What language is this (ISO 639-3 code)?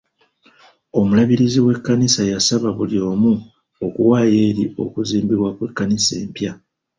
lug